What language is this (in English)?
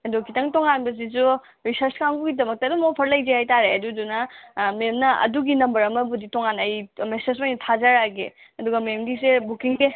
Manipuri